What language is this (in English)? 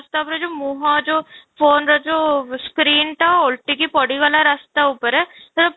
Odia